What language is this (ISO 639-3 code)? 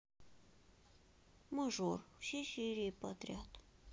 rus